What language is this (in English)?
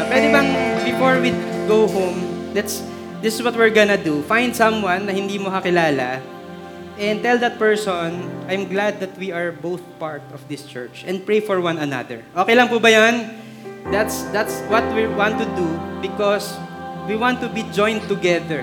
Filipino